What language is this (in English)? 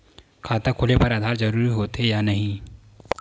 Chhattisgarhi